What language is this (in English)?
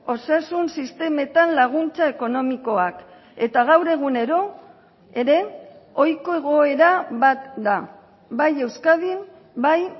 Basque